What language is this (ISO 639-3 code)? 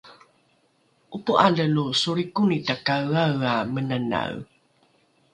dru